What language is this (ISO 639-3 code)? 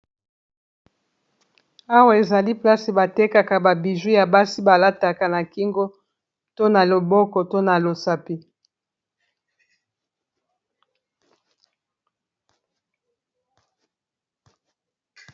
lin